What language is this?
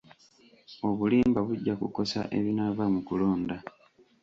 Ganda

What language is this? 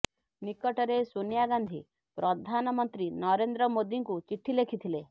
Odia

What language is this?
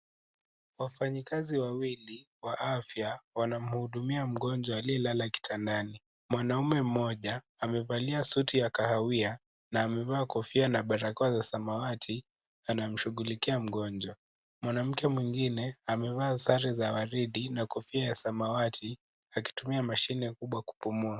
Swahili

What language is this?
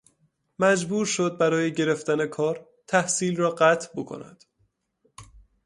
Persian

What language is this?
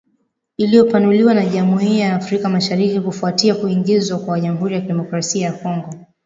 Swahili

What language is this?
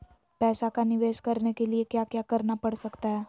Magahi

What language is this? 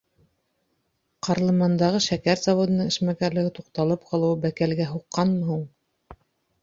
Bashkir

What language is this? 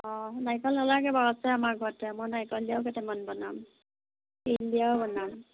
Assamese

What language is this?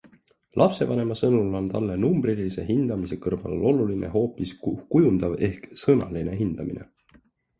Estonian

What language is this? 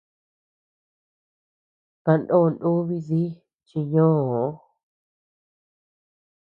Tepeuxila Cuicatec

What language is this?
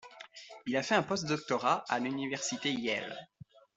French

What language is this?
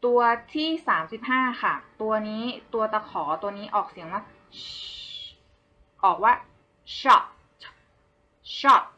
Thai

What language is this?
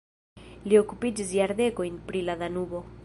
Esperanto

